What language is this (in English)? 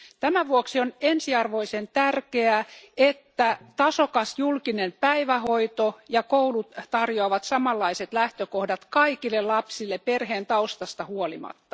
Finnish